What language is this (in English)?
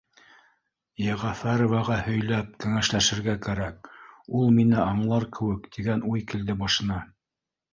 Bashkir